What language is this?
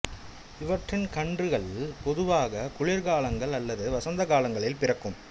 Tamil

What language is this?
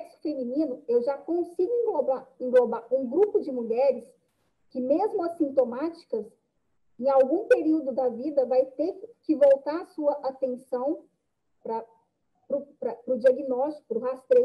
Portuguese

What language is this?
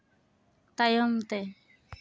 Santali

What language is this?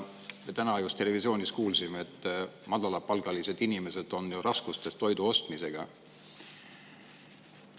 Estonian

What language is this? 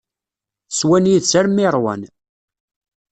Kabyle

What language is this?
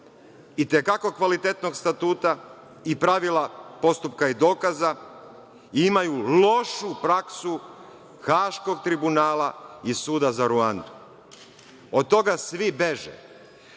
Serbian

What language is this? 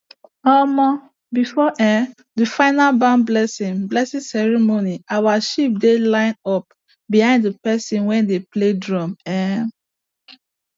Nigerian Pidgin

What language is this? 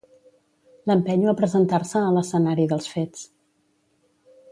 Catalan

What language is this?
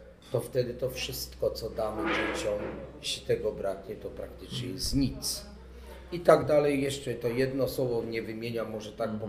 Polish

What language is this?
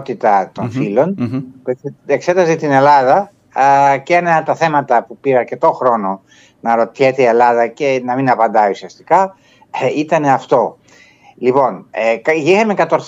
Greek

